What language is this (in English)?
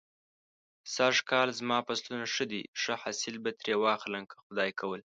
Pashto